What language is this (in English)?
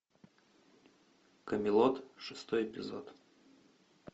Russian